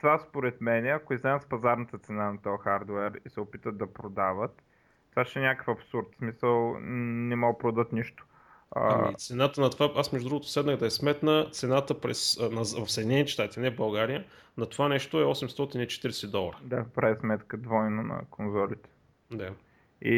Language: Bulgarian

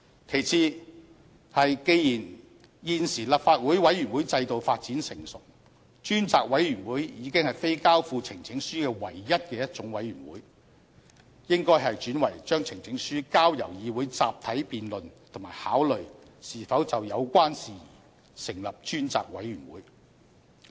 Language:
Cantonese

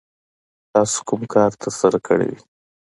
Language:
Pashto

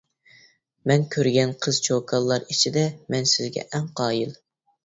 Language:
Uyghur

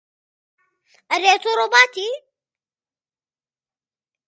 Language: Central Kurdish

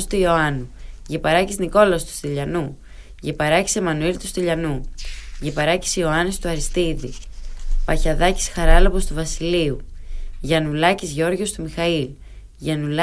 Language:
Greek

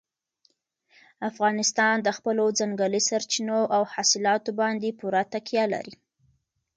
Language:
Pashto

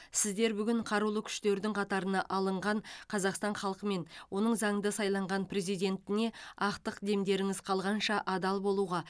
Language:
Kazakh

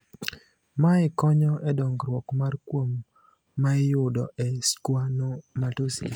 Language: Luo (Kenya and Tanzania)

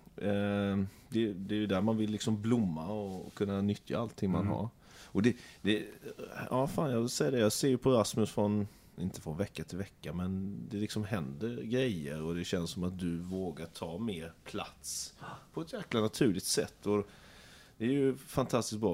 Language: Swedish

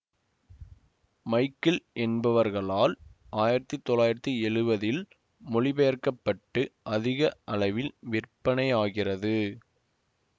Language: Tamil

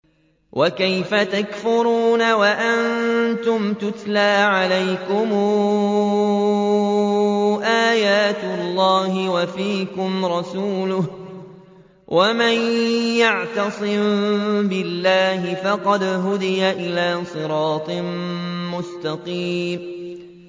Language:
Arabic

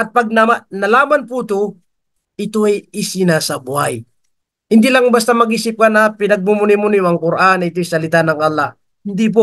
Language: Filipino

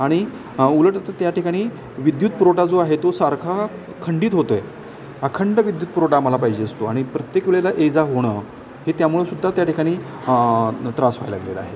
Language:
Marathi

